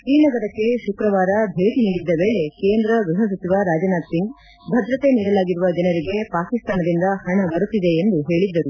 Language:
Kannada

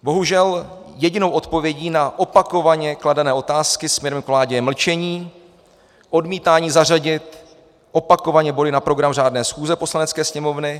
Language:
Czech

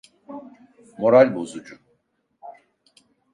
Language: Turkish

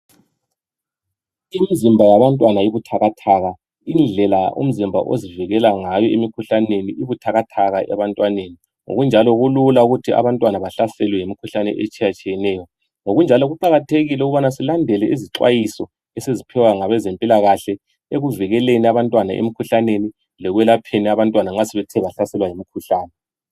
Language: North Ndebele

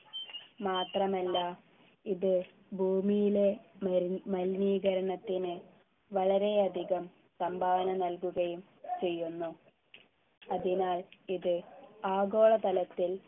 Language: Malayalam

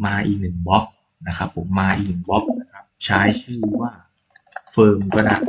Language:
Thai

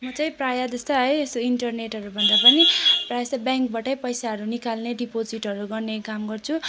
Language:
Nepali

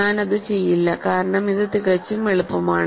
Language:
Malayalam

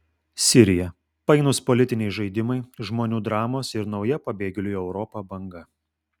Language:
Lithuanian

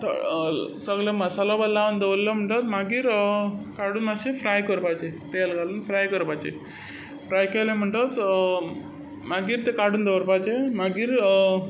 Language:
Konkani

